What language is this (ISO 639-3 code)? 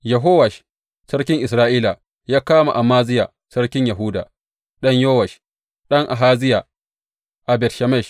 hau